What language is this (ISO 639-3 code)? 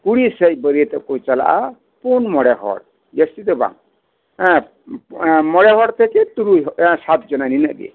sat